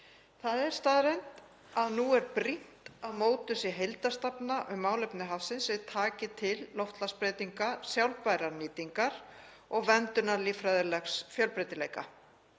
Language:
Icelandic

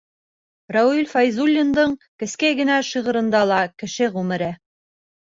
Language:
Bashkir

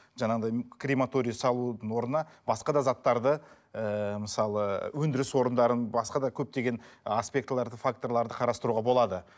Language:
Kazakh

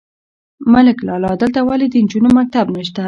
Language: Pashto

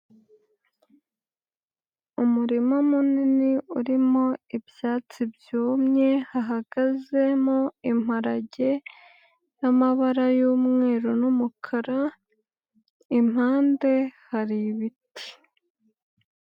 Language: Kinyarwanda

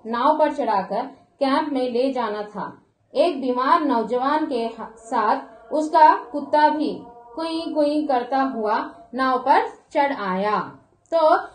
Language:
Hindi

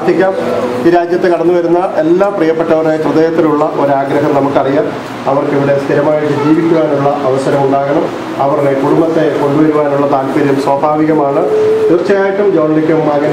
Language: Romanian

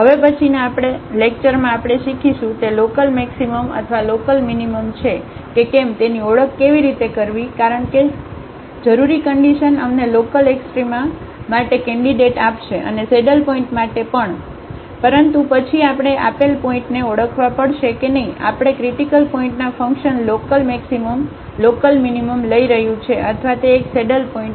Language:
Gujarati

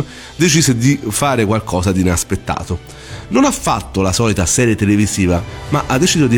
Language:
Italian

